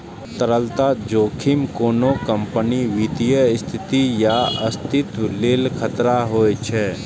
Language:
Maithili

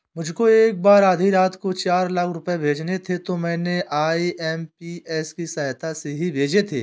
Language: Hindi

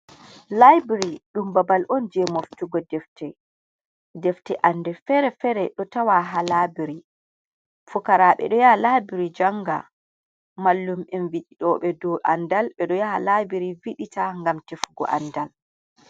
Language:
Fula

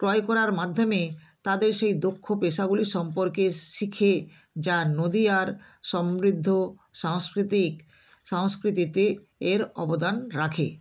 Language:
Bangla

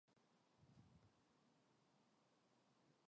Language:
Korean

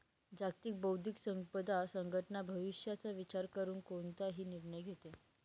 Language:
Marathi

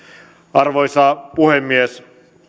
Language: Finnish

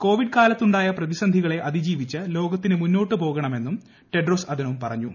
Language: Malayalam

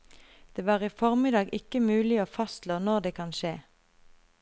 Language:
Norwegian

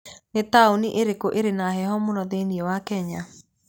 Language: Kikuyu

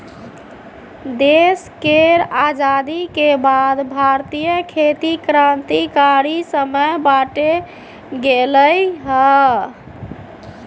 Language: Maithili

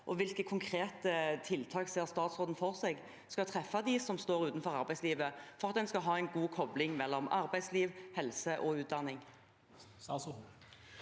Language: Norwegian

